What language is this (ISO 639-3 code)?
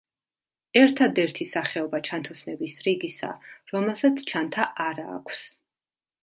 kat